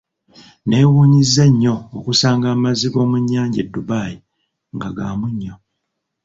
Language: Ganda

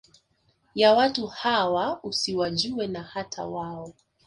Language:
Swahili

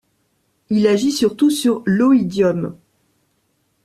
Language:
French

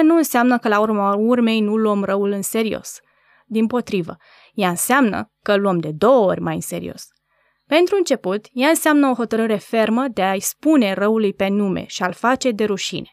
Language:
Romanian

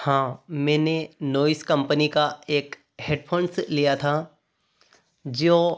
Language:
Hindi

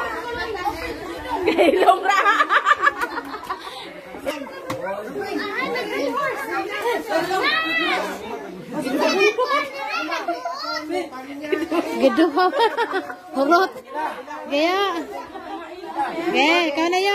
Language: Arabic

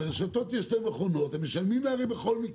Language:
Hebrew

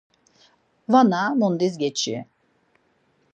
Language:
Laz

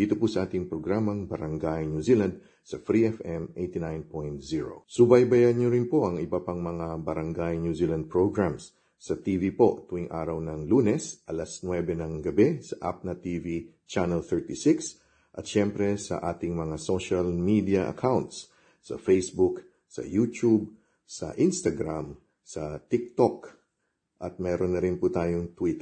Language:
Filipino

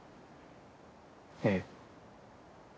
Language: Japanese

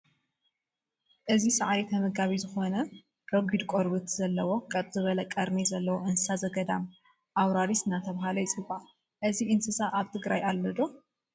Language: Tigrinya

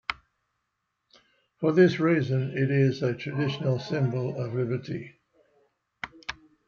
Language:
English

